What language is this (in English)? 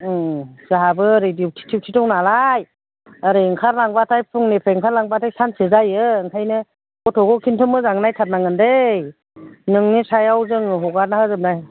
Bodo